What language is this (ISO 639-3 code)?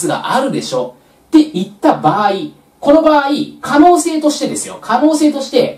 jpn